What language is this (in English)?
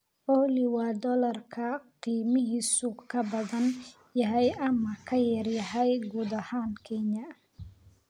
Somali